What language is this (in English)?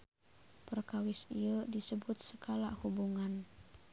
Sundanese